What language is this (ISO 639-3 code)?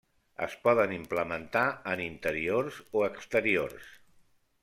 cat